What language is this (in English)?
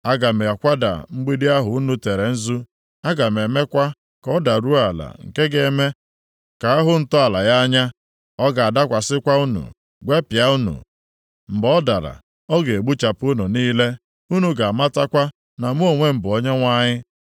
Igbo